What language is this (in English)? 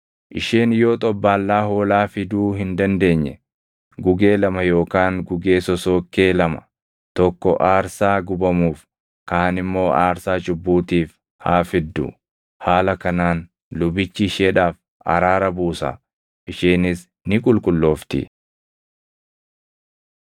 Oromo